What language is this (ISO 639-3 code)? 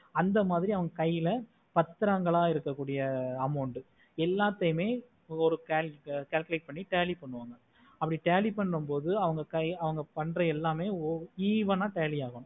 tam